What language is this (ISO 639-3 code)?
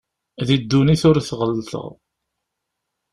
kab